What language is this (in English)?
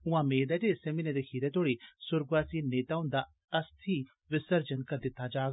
Dogri